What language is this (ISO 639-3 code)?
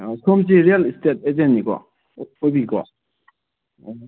mni